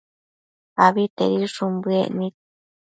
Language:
Matsés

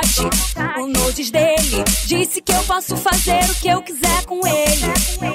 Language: Portuguese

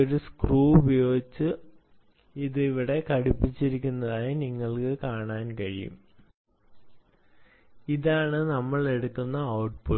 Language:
Malayalam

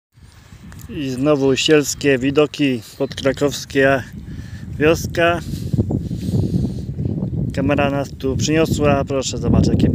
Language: Polish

